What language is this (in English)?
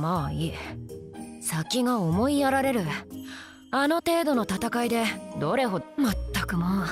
Japanese